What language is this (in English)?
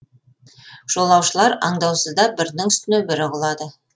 Kazakh